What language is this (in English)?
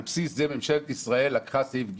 Hebrew